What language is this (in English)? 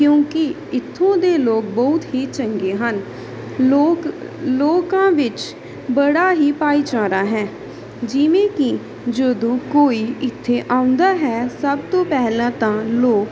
Punjabi